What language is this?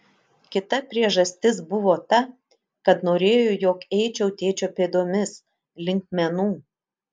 Lithuanian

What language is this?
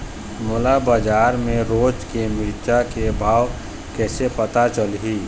Chhattisgarhi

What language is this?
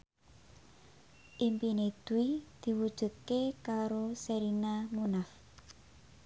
Javanese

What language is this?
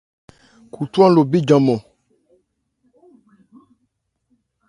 Ebrié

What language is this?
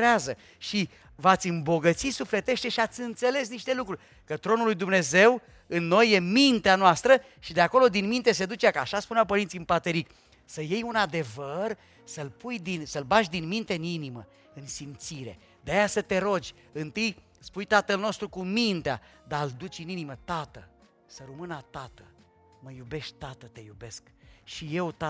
Romanian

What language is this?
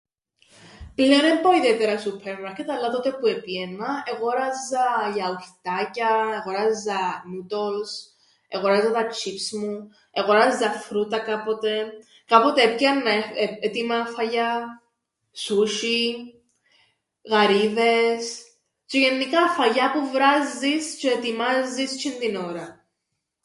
Greek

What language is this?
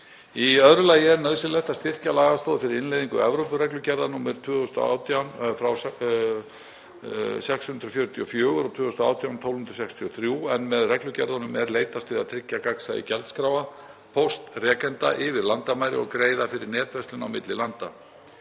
Icelandic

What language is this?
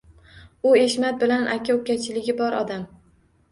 Uzbek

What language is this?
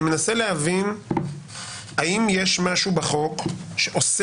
Hebrew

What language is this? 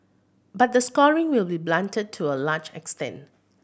English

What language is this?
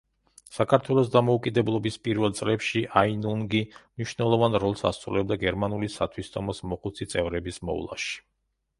Georgian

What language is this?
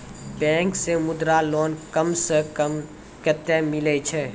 Maithili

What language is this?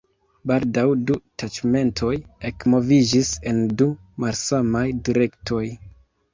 Esperanto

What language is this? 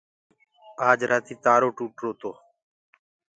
Gurgula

